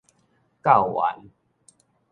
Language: Min Nan Chinese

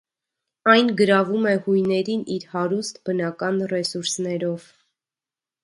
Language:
Armenian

